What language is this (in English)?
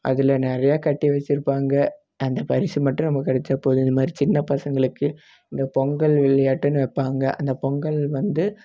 Tamil